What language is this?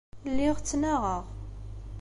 Kabyle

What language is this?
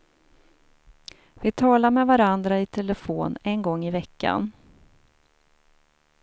Swedish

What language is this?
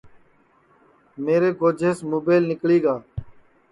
Sansi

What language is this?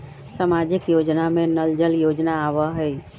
Magahi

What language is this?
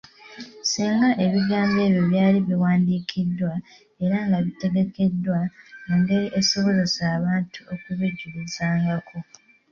Ganda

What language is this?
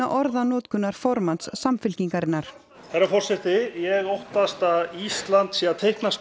Icelandic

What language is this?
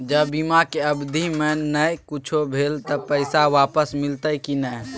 Maithili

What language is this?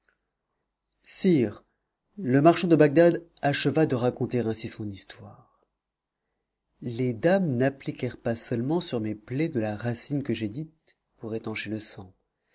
French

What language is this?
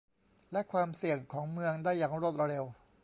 Thai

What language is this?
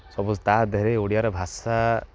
Odia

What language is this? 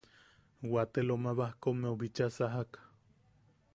Yaqui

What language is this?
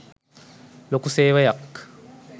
Sinhala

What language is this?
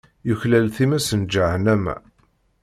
Kabyle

